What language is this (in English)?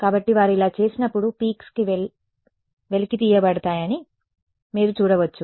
Telugu